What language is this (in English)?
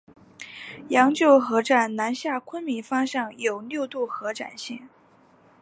Chinese